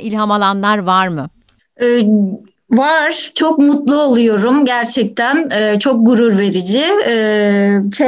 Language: Turkish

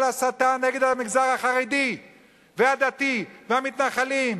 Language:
Hebrew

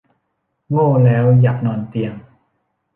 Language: Thai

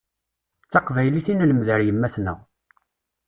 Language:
Kabyle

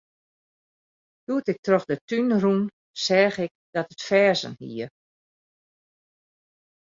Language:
Western Frisian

